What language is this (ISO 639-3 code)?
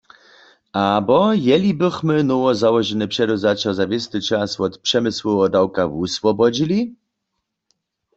hsb